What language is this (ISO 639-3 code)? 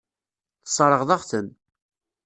kab